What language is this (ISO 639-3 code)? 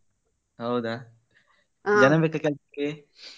kan